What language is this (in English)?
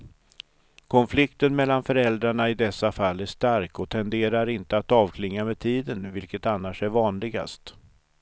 Swedish